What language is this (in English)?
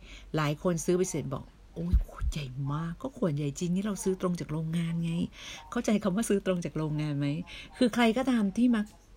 Thai